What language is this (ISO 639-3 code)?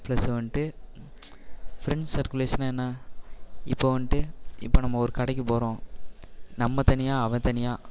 tam